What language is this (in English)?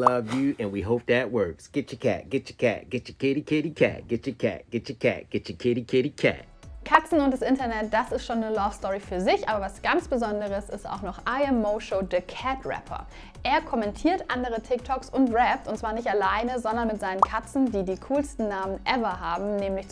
German